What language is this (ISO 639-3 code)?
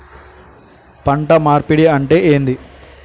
tel